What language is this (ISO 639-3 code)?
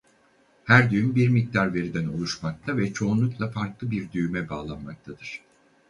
tur